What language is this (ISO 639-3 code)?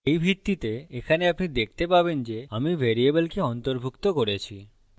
ben